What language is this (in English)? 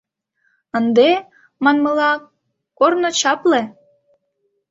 Mari